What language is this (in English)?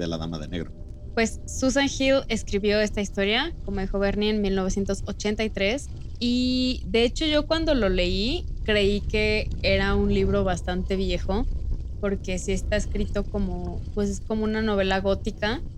Spanish